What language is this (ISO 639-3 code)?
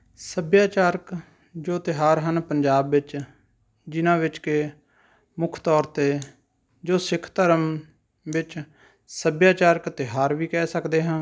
pan